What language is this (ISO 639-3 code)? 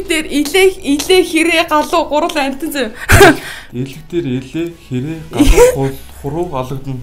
tur